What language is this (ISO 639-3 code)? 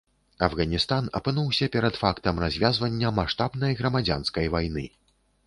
bel